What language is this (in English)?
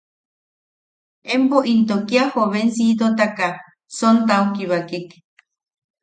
Yaqui